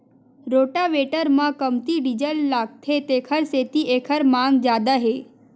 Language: Chhattisgarhi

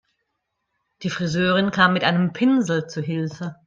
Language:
German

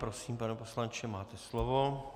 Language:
Czech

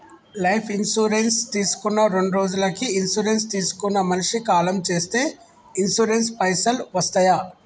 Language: Telugu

